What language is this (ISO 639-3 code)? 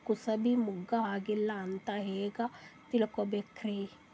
kan